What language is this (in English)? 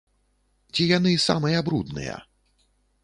Belarusian